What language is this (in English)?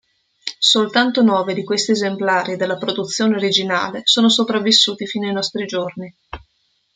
Italian